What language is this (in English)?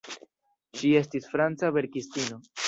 Esperanto